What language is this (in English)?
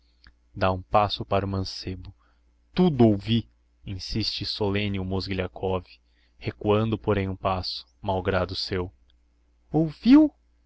Portuguese